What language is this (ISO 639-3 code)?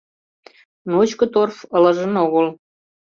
chm